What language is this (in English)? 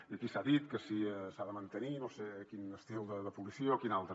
Catalan